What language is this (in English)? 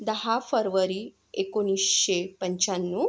Marathi